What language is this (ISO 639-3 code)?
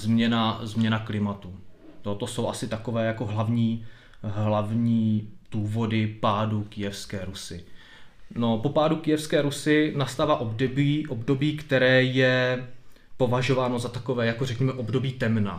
ces